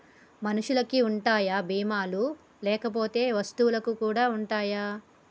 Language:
Telugu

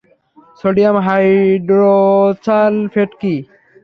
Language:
Bangla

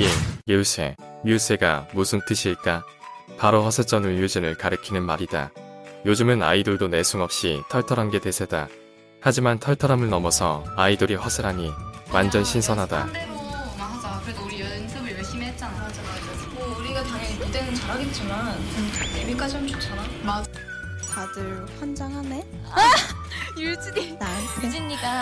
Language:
Korean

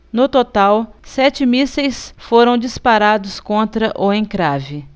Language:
Portuguese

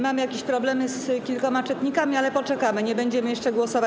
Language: Polish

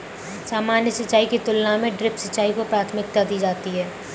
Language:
Hindi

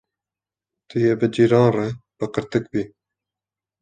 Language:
Kurdish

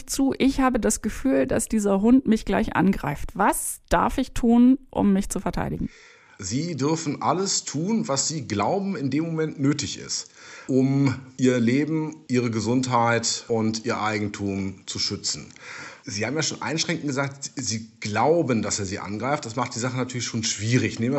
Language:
German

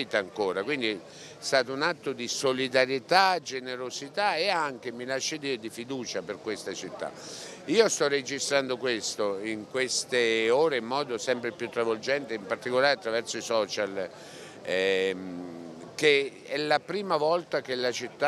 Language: Italian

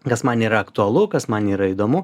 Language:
Lithuanian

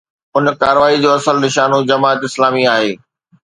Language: Sindhi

